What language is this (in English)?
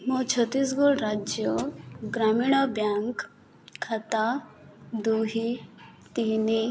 Odia